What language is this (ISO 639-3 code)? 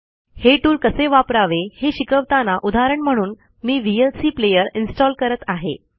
mar